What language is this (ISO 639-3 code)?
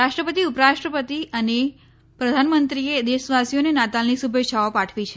guj